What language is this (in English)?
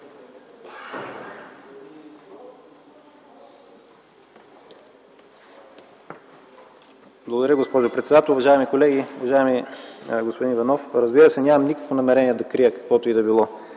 Bulgarian